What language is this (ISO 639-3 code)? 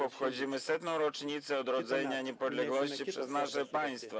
pol